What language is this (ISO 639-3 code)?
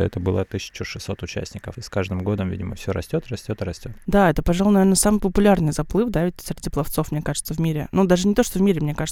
rus